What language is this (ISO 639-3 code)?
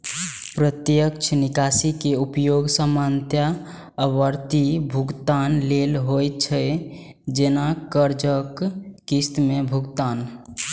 mai